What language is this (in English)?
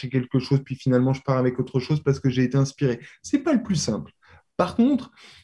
French